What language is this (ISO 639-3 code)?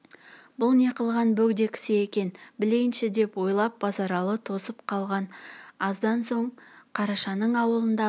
kaz